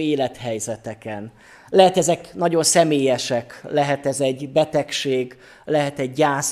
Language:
Hungarian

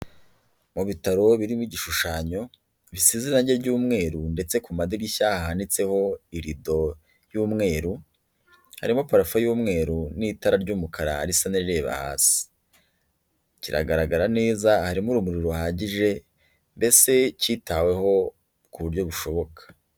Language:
Kinyarwanda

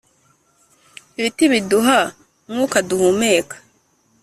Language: Kinyarwanda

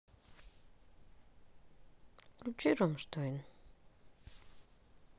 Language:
Russian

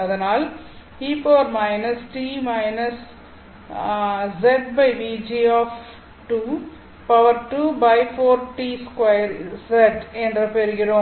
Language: Tamil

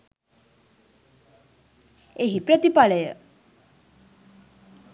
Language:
Sinhala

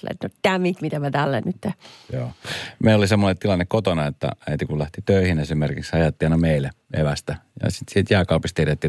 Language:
Finnish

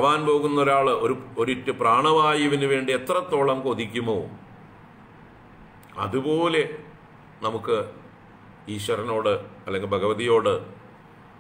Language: Romanian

